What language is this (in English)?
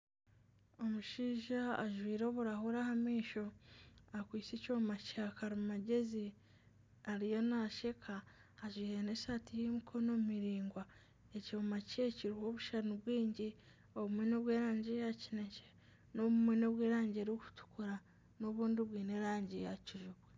Nyankole